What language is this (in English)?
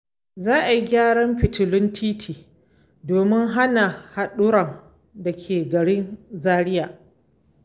Hausa